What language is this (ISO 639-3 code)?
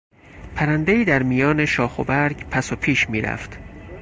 fas